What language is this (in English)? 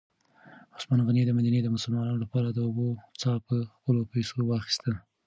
Pashto